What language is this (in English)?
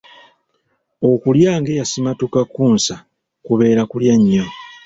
Ganda